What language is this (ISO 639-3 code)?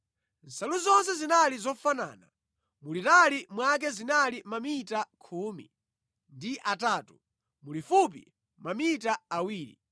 nya